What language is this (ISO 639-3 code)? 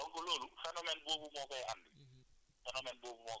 wol